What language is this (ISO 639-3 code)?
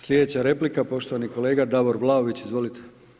hrv